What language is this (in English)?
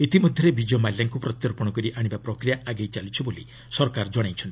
Odia